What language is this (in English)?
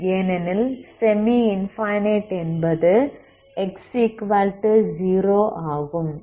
Tamil